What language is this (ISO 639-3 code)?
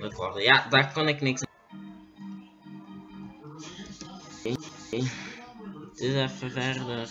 nld